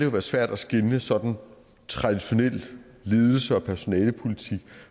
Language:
Danish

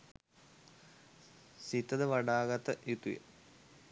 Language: Sinhala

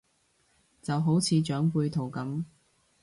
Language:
Cantonese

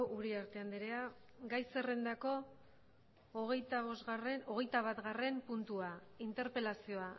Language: Basque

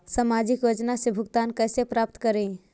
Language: Magahi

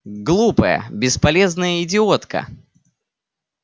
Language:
Russian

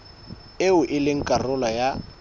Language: Southern Sotho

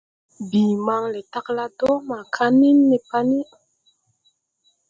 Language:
Tupuri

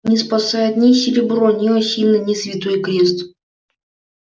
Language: Russian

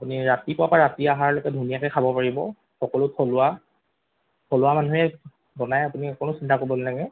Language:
Assamese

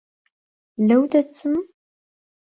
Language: Central Kurdish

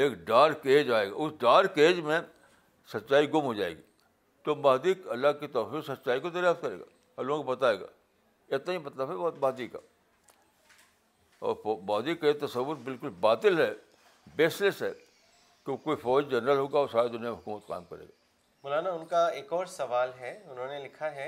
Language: Urdu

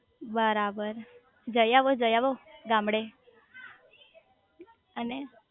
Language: Gujarati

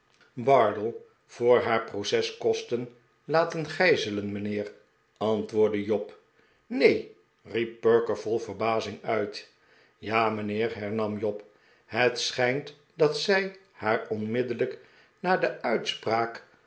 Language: Dutch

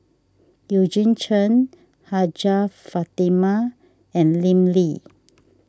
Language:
English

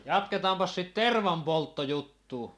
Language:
Finnish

